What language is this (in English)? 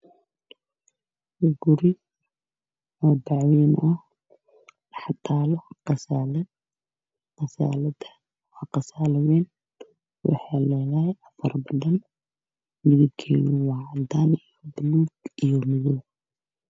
Somali